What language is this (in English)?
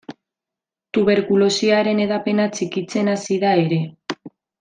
Basque